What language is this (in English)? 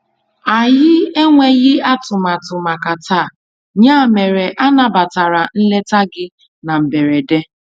Igbo